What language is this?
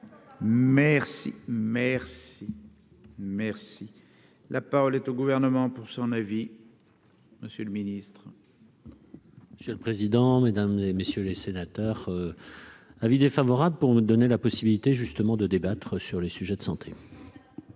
French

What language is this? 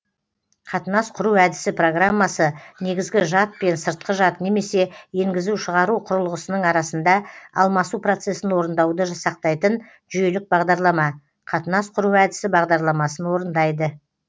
Kazakh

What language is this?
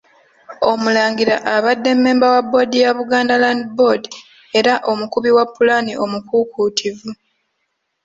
Ganda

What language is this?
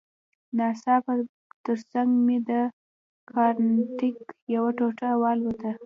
Pashto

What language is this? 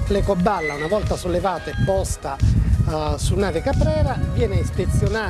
Italian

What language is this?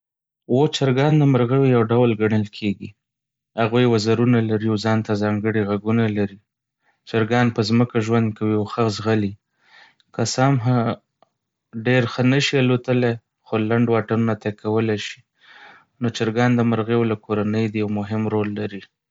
Pashto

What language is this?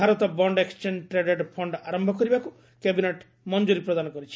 Odia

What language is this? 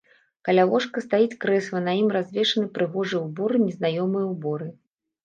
Belarusian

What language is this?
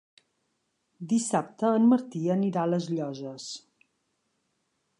Catalan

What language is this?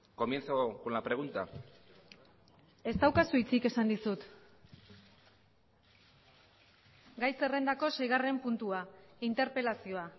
Basque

